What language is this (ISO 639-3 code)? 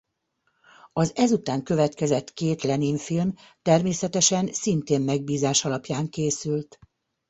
hun